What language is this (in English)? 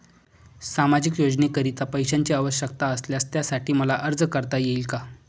Marathi